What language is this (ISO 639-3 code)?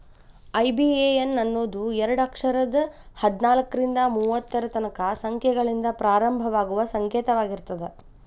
kan